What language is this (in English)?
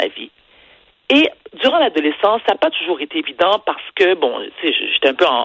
French